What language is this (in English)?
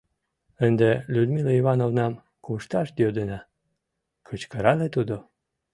Mari